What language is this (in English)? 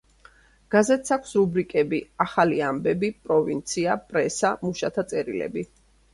Georgian